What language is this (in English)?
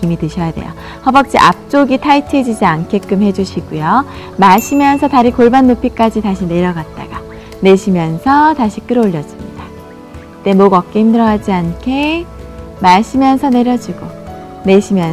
Korean